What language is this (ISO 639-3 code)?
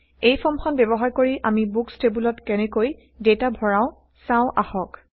asm